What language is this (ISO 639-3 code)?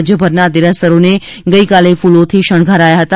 guj